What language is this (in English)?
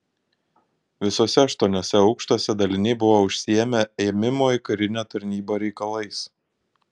Lithuanian